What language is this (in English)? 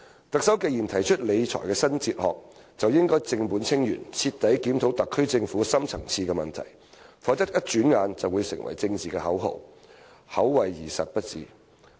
Cantonese